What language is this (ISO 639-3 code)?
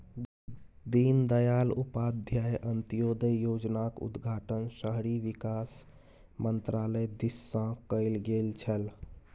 mai